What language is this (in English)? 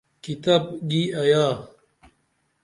Dameli